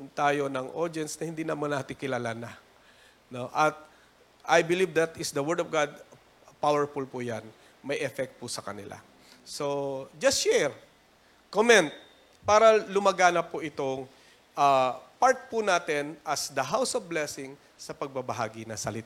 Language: Filipino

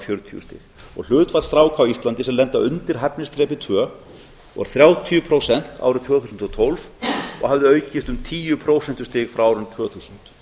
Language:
Icelandic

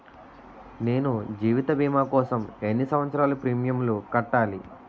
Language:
Telugu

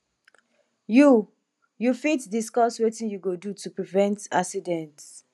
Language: Nigerian Pidgin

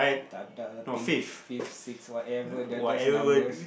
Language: English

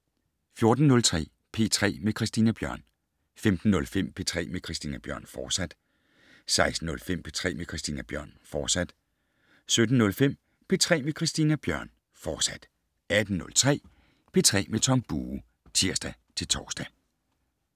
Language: Danish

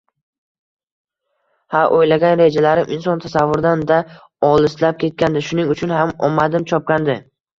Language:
Uzbek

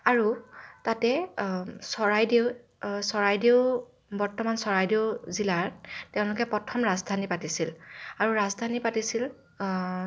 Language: Assamese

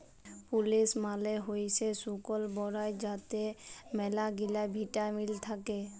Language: Bangla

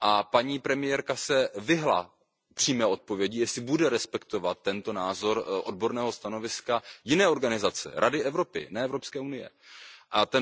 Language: Czech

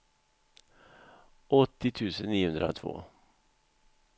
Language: Swedish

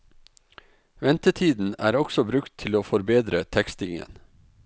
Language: Norwegian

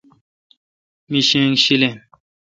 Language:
Kalkoti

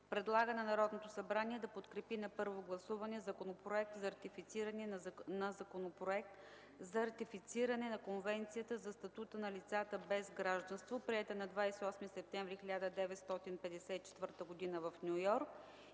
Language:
Bulgarian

